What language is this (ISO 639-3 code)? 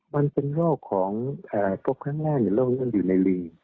tha